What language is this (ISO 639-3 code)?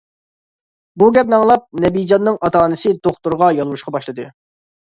uig